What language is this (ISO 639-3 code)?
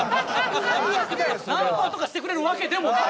jpn